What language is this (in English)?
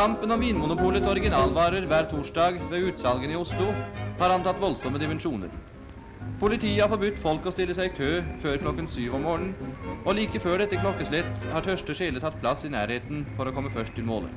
Norwegian